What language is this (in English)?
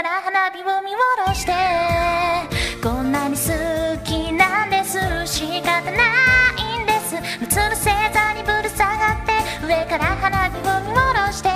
Japanese